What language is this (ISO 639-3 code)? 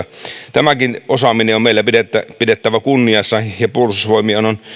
fin